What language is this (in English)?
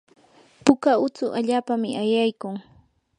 Yanahuanca Pasco Quechua